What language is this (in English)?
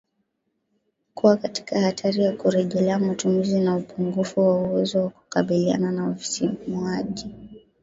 Swahili